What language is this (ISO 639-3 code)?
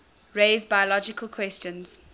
eng